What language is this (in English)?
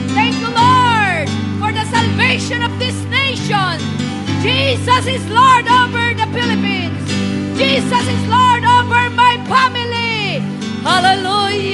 Filipino